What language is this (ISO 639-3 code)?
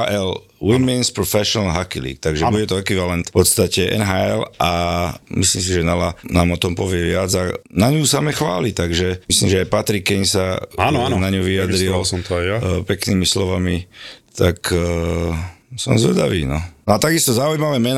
slk